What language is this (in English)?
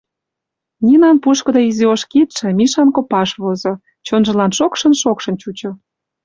Mari